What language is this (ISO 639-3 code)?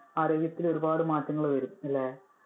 mal